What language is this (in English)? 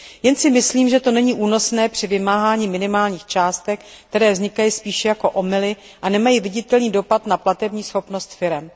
Czech